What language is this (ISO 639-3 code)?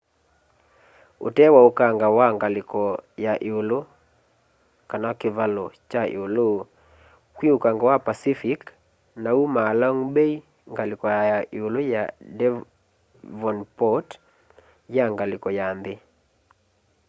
kam